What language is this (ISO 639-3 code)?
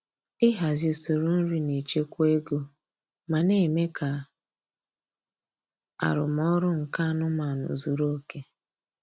ibo